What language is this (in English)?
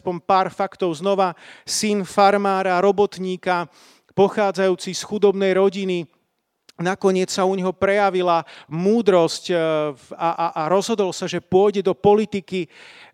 Slovak